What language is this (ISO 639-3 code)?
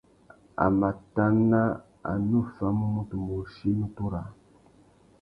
bag